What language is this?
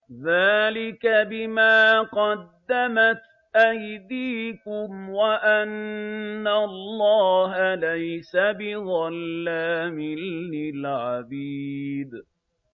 Arabic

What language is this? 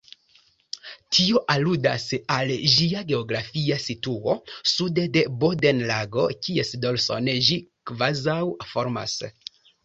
Esperanto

